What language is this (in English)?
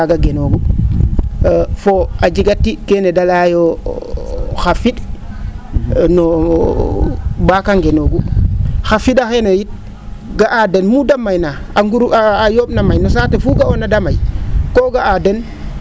Serer